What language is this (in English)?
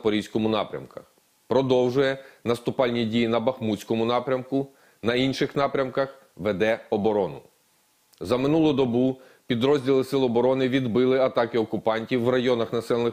Ukrainian